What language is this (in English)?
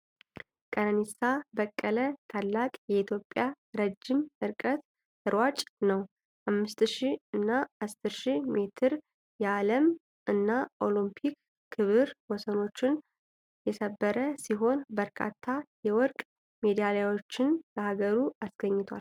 Amharic